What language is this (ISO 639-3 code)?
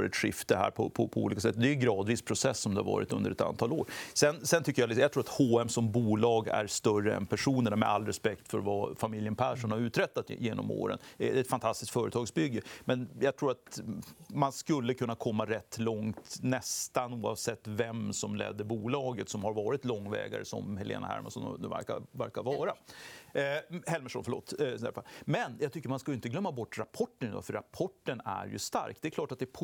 swe